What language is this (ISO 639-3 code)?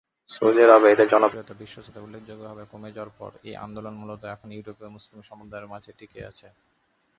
ben